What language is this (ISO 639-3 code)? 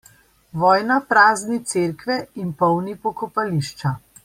slv